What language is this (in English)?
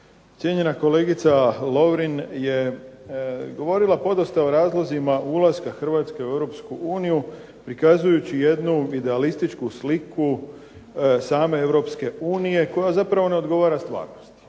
Croatian